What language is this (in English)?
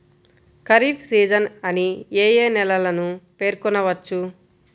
Telugu